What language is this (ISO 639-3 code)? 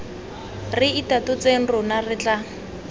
tsn